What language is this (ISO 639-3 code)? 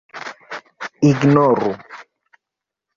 epo